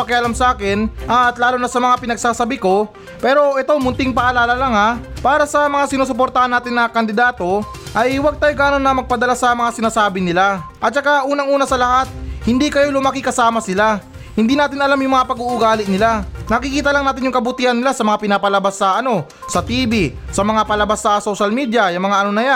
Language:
Filipino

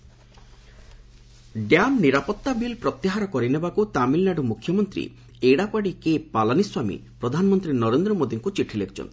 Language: Odia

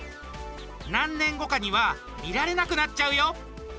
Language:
Japanese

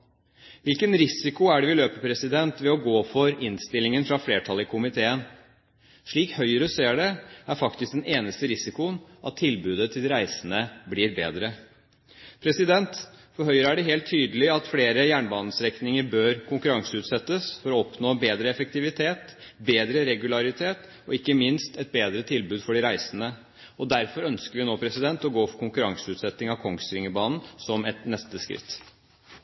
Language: Norwegian Bokmål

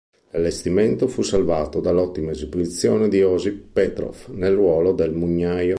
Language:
Italian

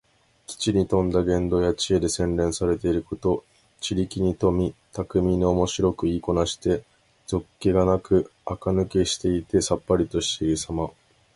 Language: Japanese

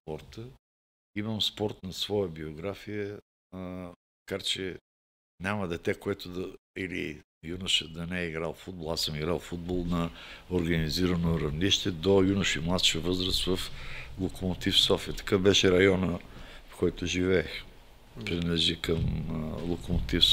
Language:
Bulgarian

